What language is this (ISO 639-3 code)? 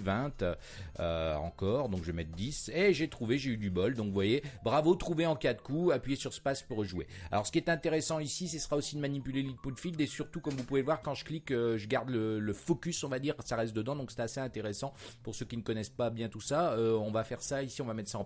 fra